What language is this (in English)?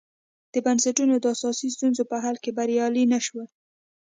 Pashto